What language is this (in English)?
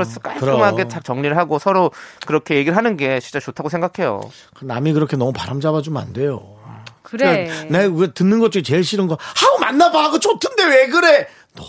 Korean